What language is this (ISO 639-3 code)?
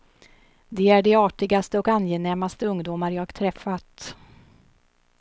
swe